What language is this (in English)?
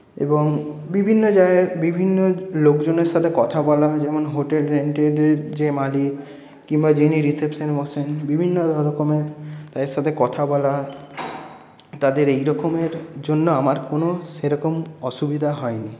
Bangla